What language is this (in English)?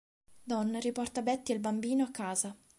Italian